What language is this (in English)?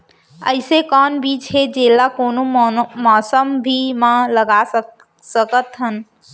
Chhattisgarhi